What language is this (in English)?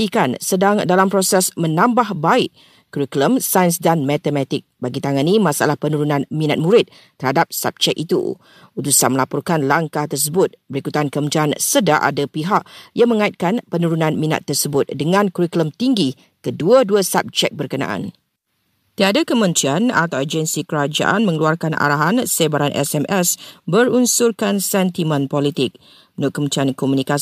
Malay